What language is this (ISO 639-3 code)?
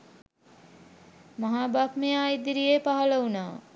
sin